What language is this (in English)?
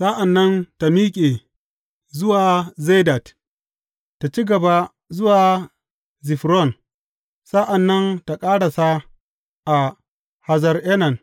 Hausa